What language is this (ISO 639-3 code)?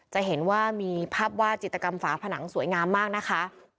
tha